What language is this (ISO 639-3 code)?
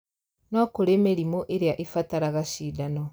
kik